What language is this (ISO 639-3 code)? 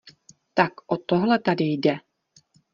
ces